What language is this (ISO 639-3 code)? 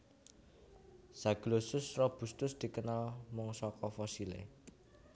jav